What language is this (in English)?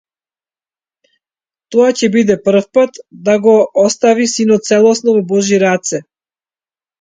Macedonian